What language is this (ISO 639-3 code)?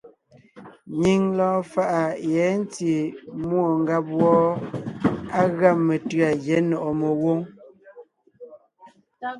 nnh